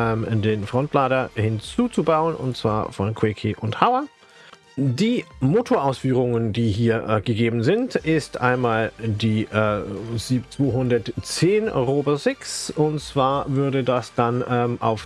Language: German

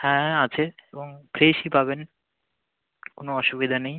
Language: Bangla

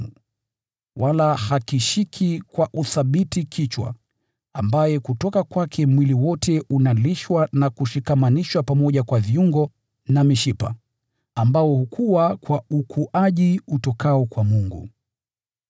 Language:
Swahili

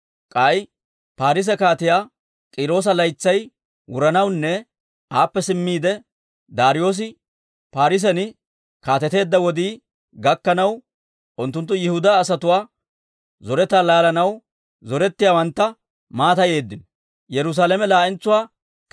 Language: Dawro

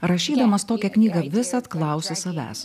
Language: Lithuanian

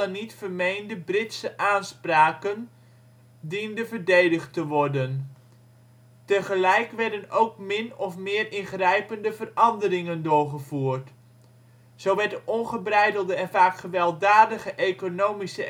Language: Dutch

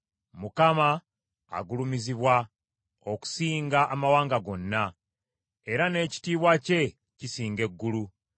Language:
Ganda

